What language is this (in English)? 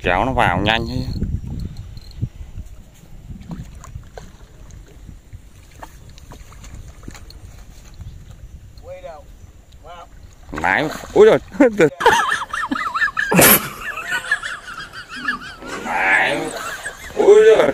Vietnamese